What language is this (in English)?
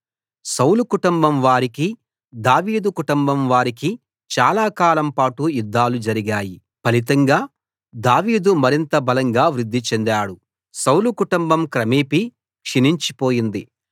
Telugu